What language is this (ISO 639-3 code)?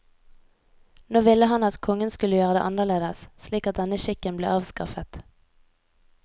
nor